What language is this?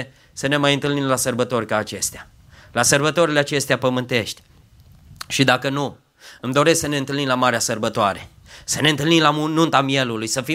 Romanian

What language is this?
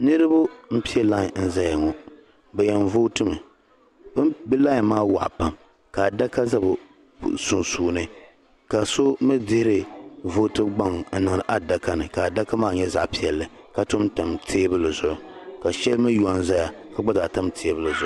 Dagbani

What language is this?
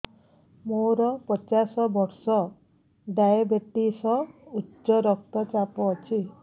Odia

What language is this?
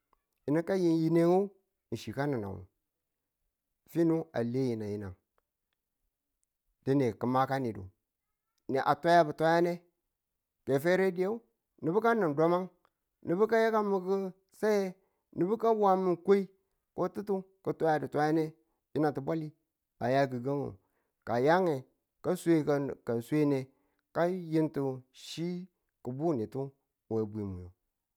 Tula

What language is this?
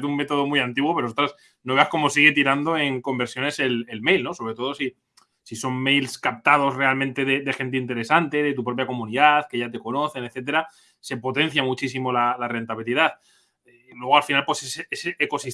Spanish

